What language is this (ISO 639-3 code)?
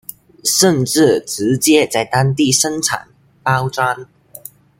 zho